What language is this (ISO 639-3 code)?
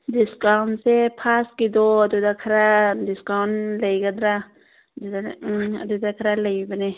mni